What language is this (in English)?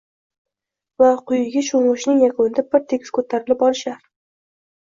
Uzbek